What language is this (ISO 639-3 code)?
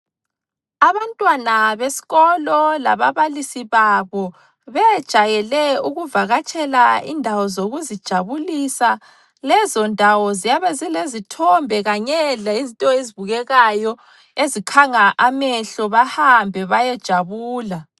nde